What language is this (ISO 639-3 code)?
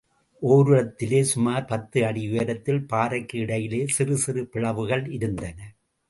tam